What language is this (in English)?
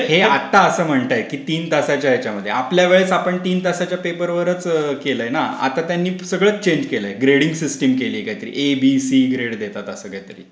Marathi